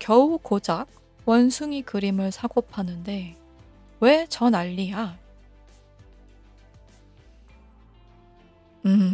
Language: Korean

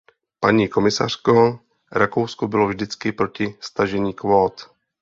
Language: Czech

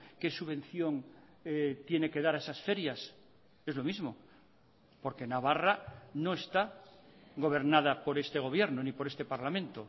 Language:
Spanish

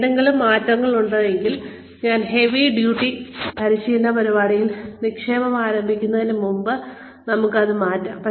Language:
Malayalam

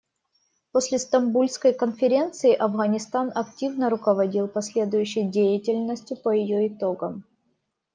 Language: Russian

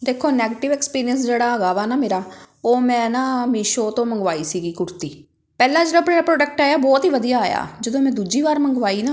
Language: Punjabi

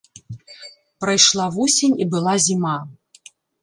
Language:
Belarusian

